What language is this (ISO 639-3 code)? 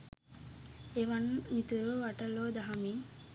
sin